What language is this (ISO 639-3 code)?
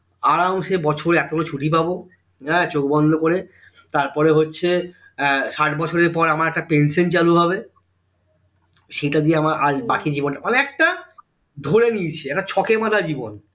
ben